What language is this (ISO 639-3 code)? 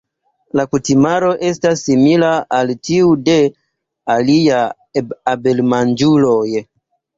epo